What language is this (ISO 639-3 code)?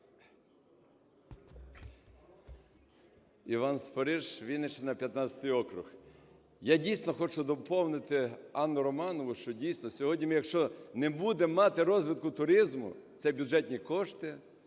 ukr